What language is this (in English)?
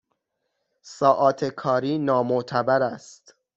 Persian